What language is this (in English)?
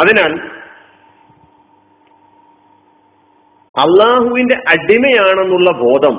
Malayalam